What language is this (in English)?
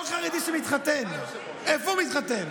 Hebrew